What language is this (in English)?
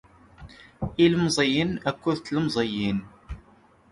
Kabyle